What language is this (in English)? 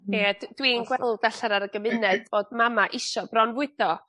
Welsh